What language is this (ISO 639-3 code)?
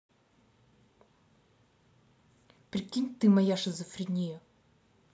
rus